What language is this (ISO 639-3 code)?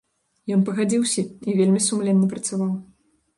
bel